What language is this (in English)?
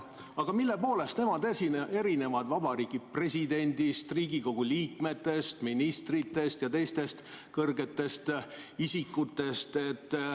Estonian